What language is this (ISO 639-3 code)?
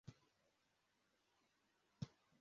kin